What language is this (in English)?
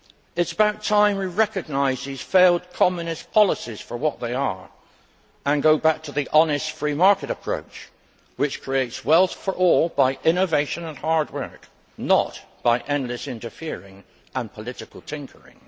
English